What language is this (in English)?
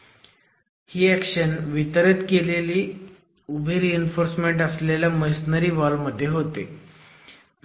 Marathi